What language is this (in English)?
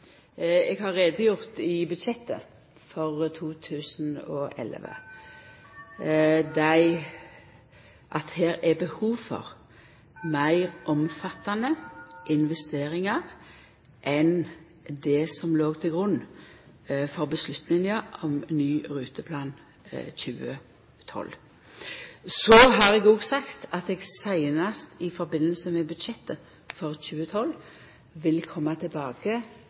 Norwegian Nynorsk